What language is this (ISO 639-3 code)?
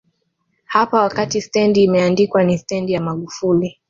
swa